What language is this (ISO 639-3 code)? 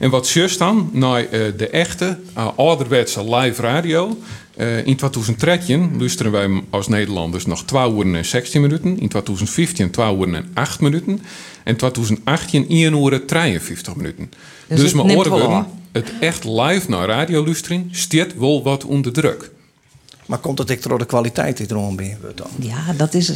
nld